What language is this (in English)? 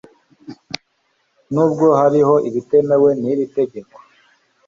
Kinyarwanda